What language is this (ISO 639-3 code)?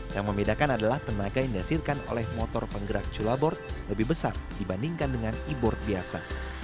ind